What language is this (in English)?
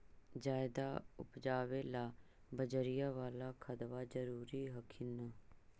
Magahi